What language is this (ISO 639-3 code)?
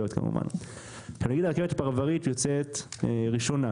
heb